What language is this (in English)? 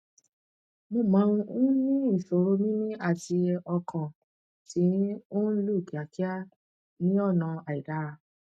Yoruba